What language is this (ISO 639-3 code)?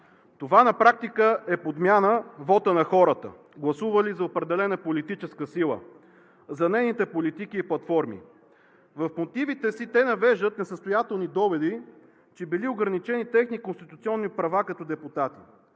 bul